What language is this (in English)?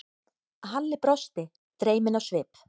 Icelandic